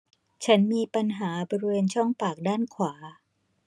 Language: Thai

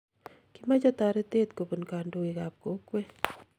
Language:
Kalenjin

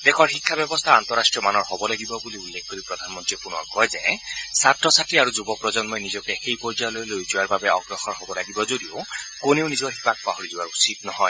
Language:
Assamese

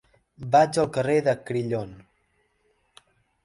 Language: Catalan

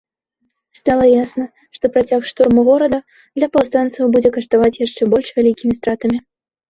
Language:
Belarusian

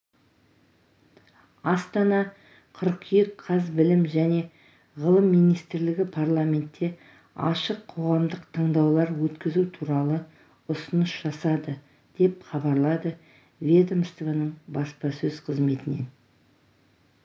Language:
Kazakh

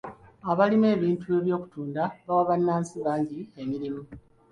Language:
Ganda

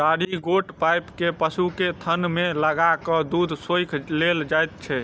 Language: Maithili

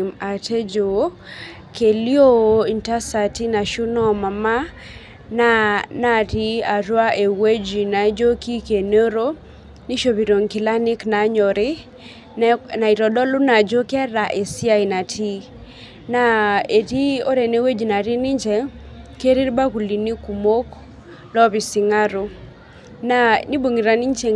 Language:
Masai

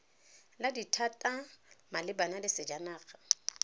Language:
Tswana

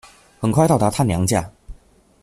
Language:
Chinese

